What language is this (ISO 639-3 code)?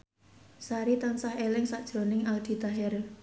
jav